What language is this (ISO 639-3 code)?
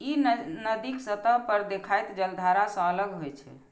mai